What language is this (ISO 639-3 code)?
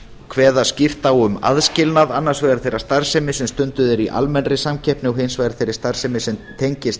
isl